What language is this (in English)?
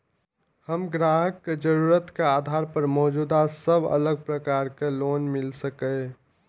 Maithili